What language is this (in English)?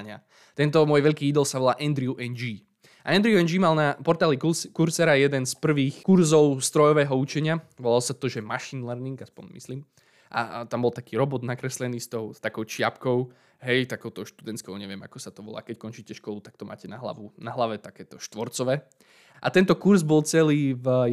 Slovak